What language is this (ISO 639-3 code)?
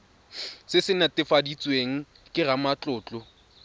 tsn